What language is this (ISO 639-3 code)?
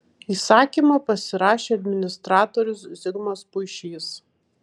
lit